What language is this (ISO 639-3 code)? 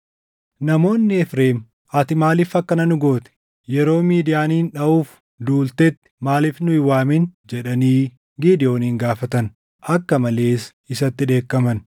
orm